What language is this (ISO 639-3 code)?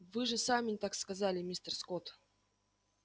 rus